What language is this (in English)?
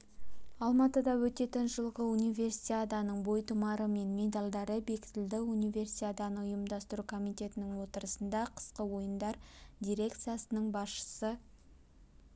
Kazakh